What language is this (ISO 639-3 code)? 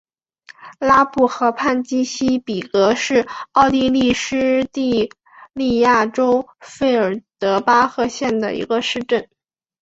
zho